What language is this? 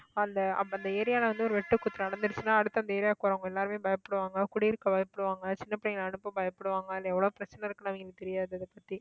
Tamil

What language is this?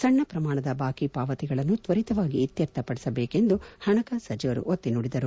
Kannada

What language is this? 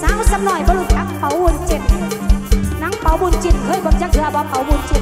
Thai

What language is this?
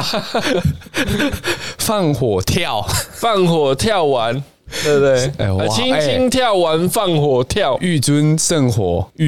Chinese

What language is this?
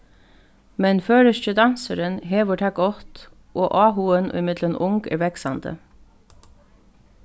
Faroese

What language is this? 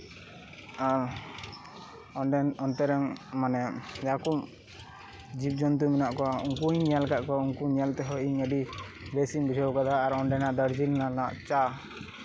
Santali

